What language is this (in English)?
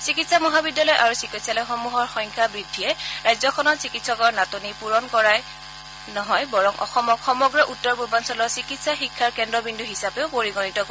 Assamese